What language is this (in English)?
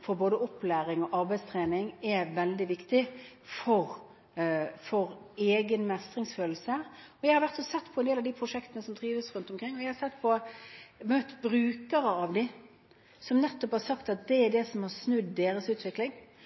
Norwegian Bokmål